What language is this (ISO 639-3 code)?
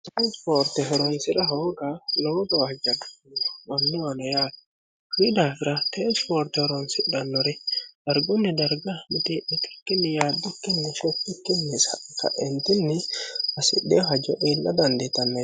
sid